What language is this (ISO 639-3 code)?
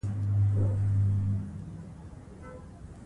pus